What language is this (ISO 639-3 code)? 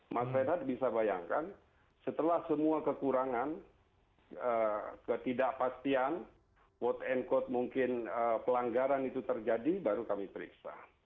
ind